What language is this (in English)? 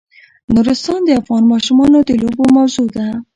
Pashto